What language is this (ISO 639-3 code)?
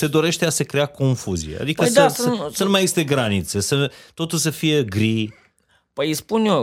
ron